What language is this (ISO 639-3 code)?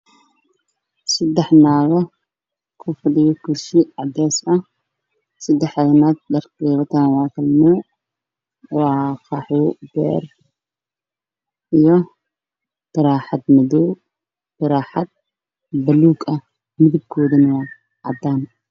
som